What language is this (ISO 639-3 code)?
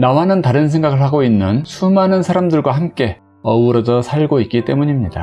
kor